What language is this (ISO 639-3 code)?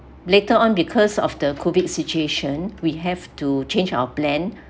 eng